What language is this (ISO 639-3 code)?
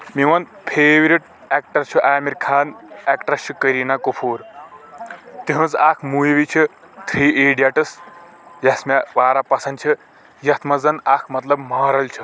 kas